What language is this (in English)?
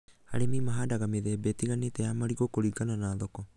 Kikuyu